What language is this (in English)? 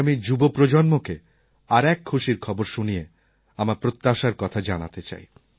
Bangla